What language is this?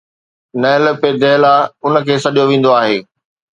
Sindhi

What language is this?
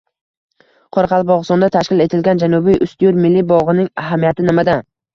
Uzbek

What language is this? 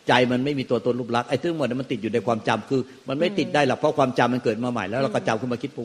Thai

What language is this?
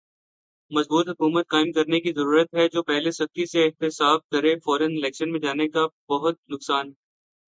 Urdu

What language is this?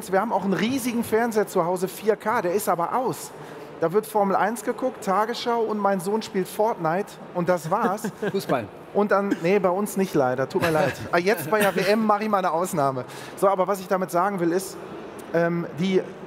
German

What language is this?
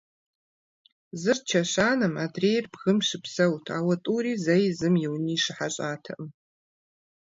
Kabardian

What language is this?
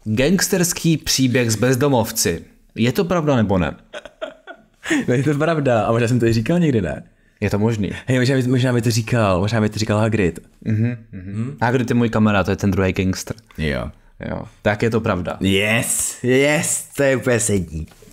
Czech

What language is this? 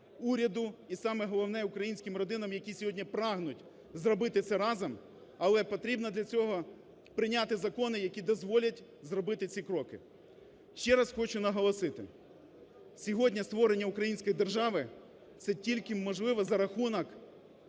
Ukrainian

